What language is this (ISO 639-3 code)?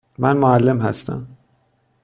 fas